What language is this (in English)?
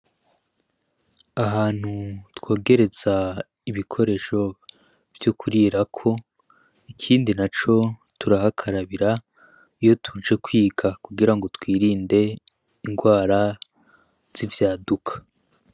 Rundi